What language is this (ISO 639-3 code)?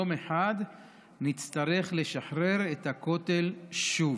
heb